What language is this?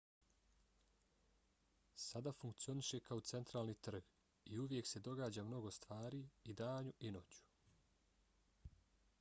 Bosnian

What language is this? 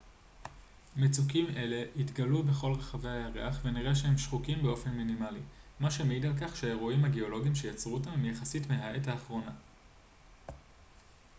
Hebrew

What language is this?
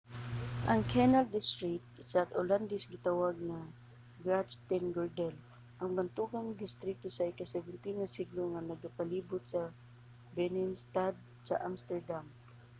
Cebuano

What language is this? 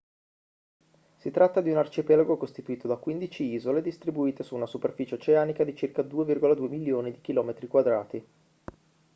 Italian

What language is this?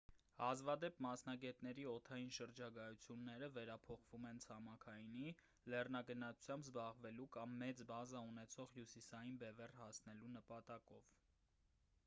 Armenian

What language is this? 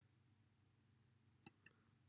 Welsh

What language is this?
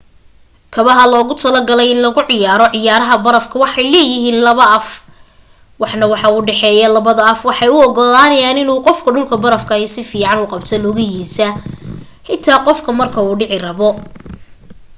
Somali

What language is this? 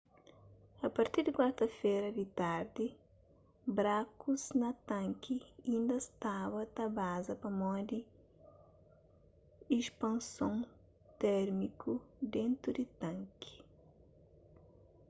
Kabuverdianu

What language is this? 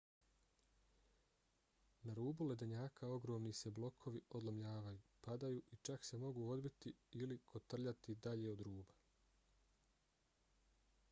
Bosnian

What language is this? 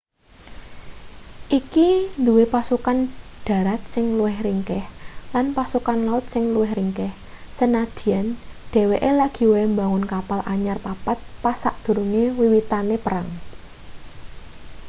Javanese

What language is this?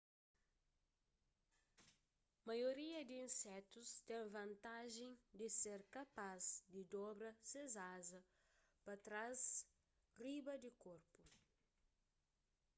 Kabuverdianu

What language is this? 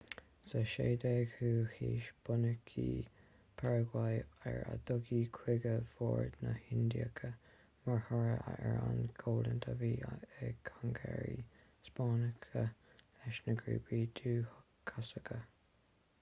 Irish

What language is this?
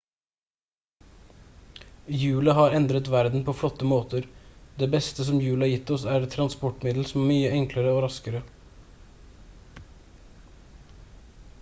Norwegian Bokmål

